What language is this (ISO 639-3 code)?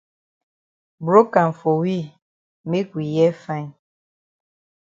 wes